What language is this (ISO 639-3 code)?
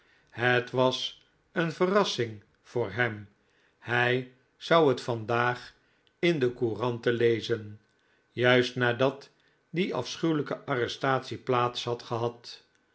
nld